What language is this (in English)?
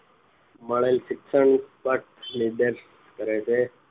Gujarati